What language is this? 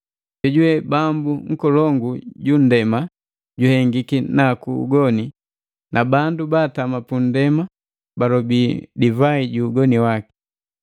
Matengo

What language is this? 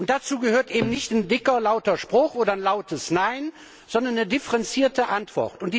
German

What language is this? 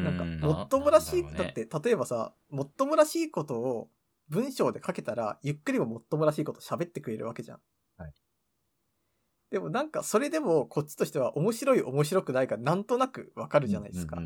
Japanese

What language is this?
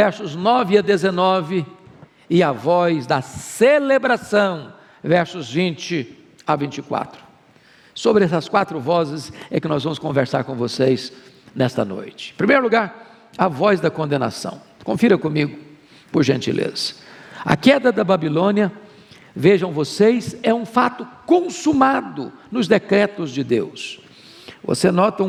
Portuguese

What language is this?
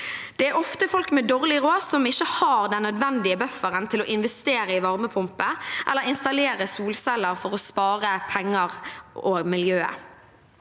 Norwegian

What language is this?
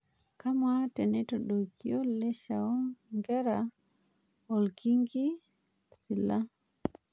Masai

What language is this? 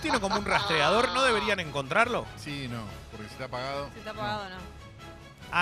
Spanish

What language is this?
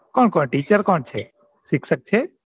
Gujarati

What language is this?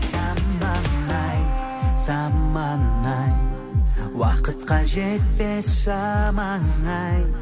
Kazakh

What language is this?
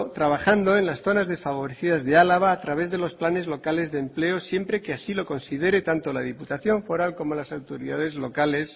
Spanish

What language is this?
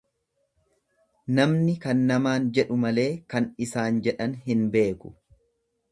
Oromo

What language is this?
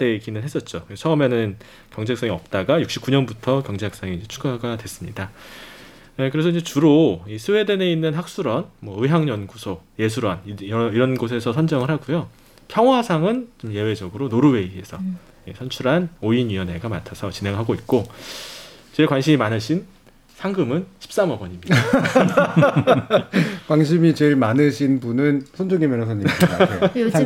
Korean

